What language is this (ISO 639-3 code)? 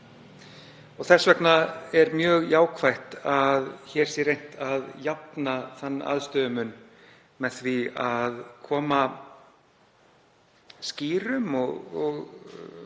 isl